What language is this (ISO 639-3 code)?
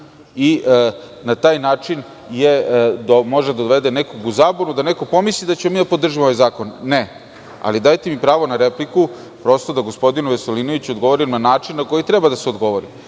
srp